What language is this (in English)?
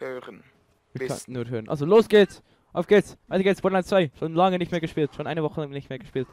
German